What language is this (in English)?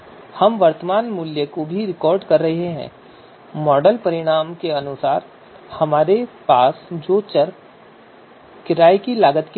Hindi